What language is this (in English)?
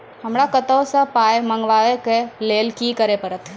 Maithili